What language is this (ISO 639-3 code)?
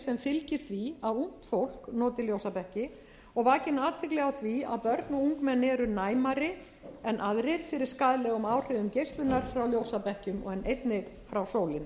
isl